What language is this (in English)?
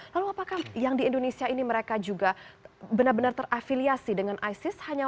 Indonesian